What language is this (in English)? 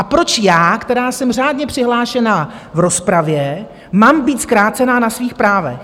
Czech